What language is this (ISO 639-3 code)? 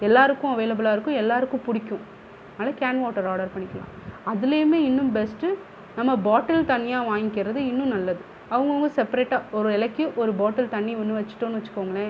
tam